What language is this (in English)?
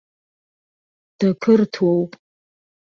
Abkhazian